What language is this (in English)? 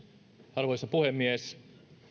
Finnish